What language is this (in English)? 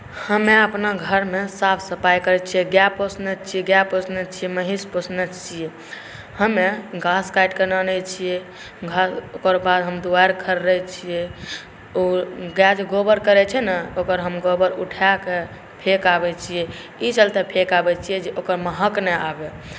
Maithili